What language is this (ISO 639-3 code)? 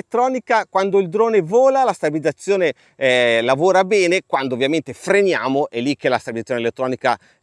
ita